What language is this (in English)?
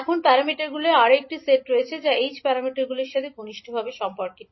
Bangla